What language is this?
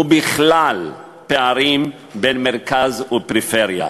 Hebrew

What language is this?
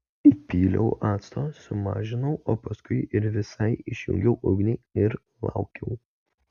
Lithuanian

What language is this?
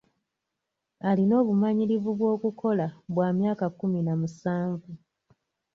Ganda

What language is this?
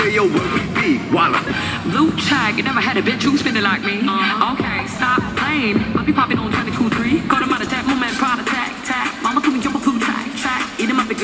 English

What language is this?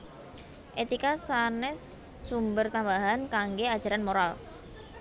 Javanese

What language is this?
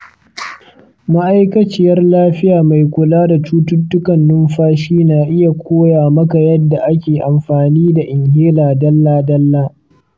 Hausa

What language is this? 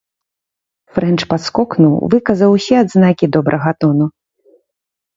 Belarusian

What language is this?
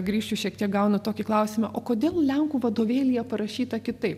Lithuanian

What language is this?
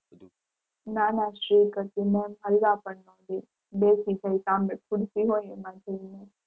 Gujarati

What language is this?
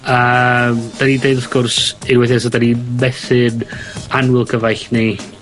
Welsh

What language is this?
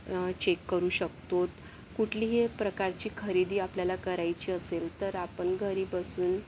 Marathi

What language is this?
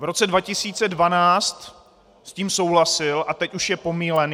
Czech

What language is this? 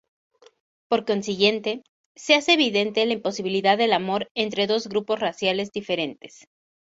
Spanish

